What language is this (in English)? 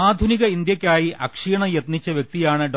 Malayalam